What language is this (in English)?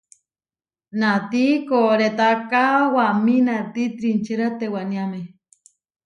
Huarijio